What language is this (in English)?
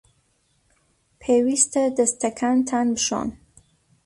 Central Kurdish